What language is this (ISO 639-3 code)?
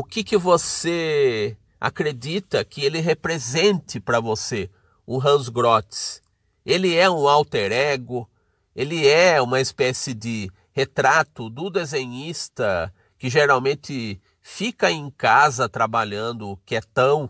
por